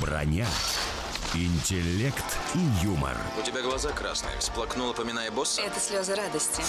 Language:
Russian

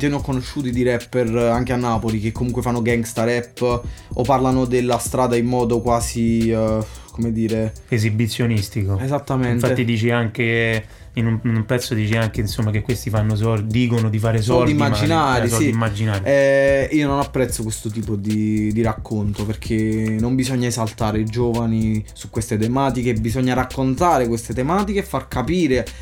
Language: Italian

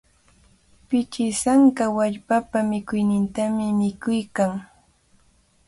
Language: Cajatambo North Lima Quechua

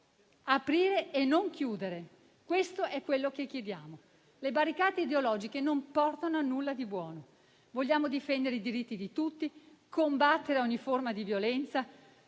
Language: Italian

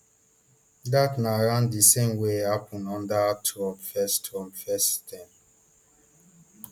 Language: Nigerian Pidgin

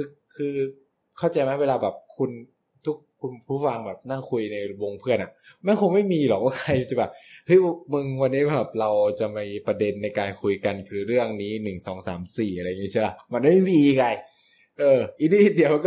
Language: Thai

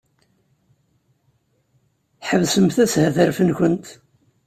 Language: Kabyle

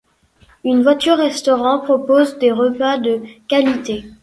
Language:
French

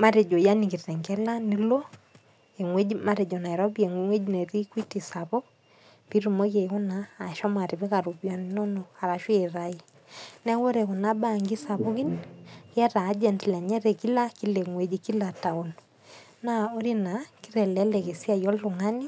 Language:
Masai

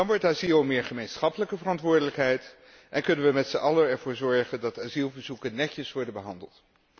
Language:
Dutch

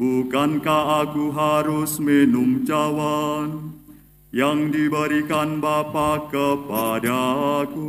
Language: Indonesian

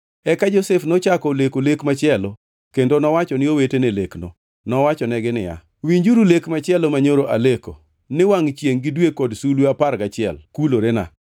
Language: Luo (Kenya and Tanzania)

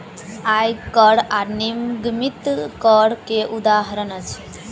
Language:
Maithili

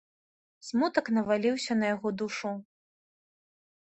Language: Belarusian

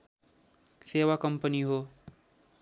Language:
Nepali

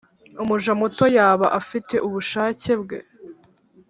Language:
Kinyarwanda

